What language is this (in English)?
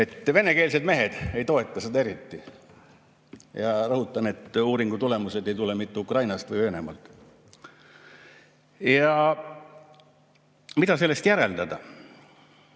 Estonian